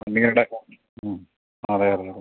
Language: Malayalam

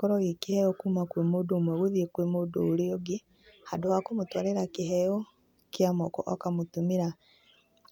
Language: Kikuyu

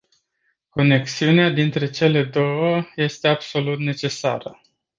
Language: Romanian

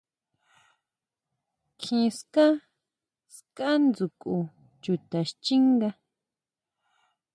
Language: Huautla Mazatec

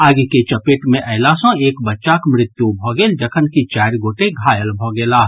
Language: Maithili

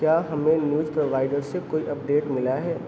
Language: Urdu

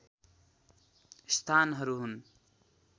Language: Nepali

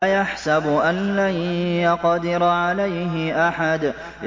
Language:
Arabic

